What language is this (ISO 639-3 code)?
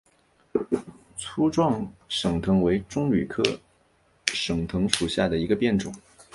zho